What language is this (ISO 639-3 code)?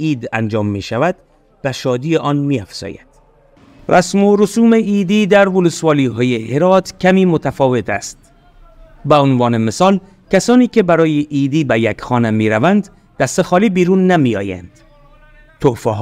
fas